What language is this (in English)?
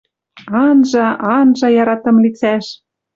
Western Mari